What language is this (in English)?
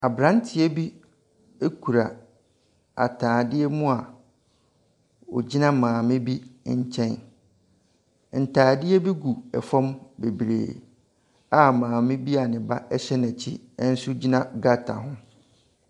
Akan